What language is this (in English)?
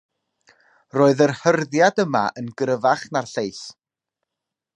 Welsh